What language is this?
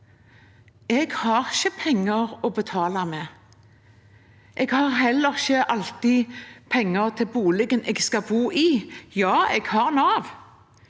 Norwegian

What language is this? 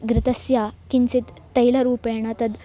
Sanskrit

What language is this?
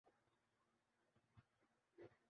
Urdu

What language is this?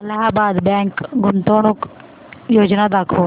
Marathi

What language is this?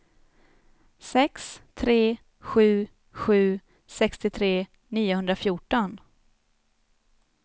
Swedish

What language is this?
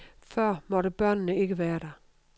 Danish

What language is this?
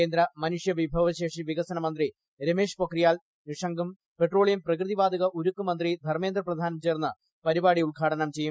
Malayalam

